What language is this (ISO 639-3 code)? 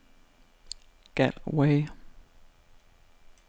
dan